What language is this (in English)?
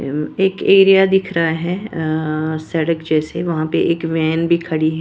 Hindi